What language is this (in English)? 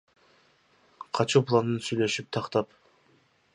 Kyrgyz